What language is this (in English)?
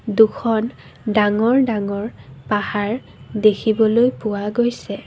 Assamese